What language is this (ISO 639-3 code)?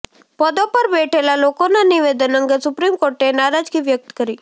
guj